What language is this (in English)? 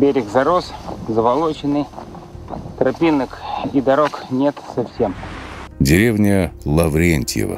Russian